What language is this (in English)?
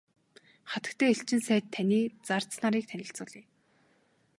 Mongolian